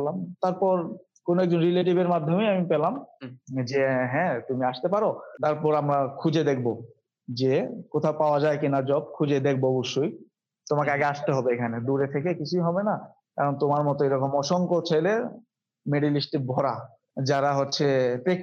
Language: Bangla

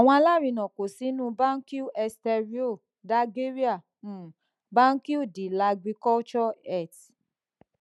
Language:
Yoruba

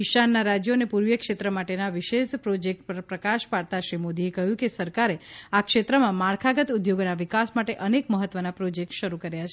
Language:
Gujarati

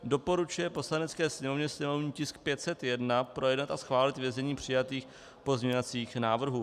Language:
Czech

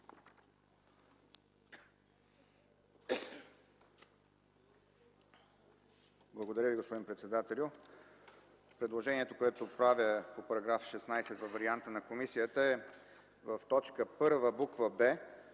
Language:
Bulgarian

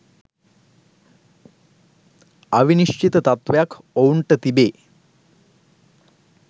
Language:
Sinhala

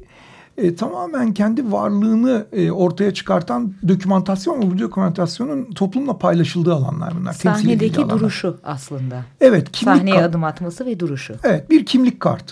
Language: Turkish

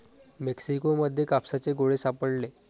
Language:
Marathi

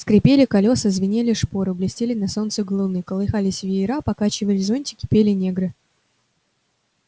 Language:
Russian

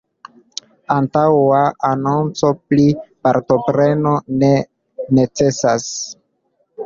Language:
Esperanto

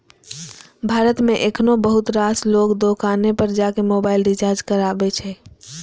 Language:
Maithili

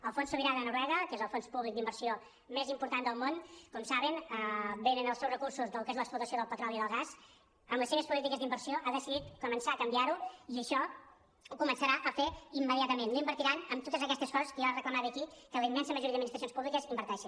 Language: Catalan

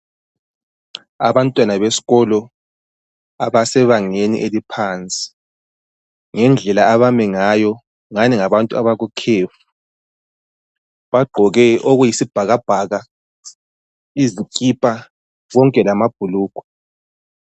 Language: North Ndebele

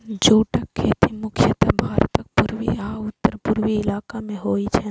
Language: Maithili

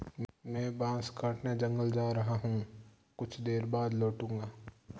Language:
Hindi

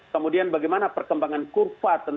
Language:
Indonesian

